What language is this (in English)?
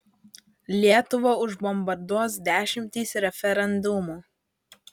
Lithuanian